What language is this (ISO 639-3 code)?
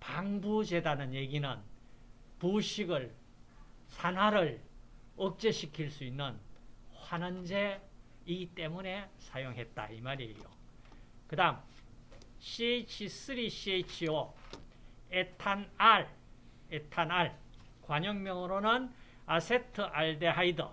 kor